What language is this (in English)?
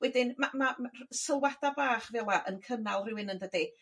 Welsh